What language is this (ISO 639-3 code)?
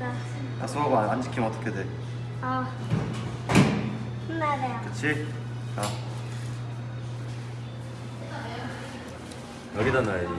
kor